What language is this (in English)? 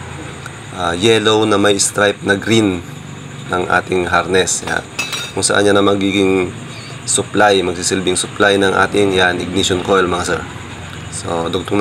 Filipino